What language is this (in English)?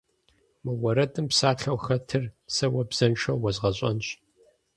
Kabardian